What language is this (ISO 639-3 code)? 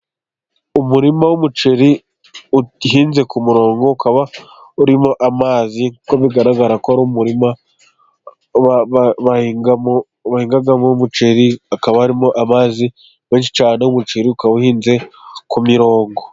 kin